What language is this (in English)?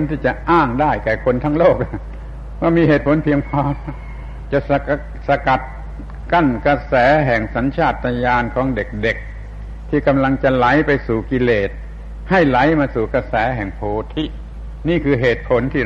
Thai